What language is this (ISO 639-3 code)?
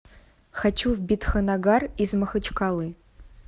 rus